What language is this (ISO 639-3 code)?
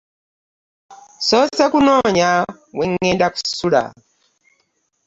lug